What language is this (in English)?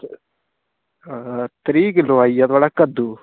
Dogri